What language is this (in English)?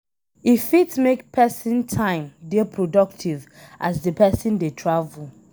Nigerian Pidgin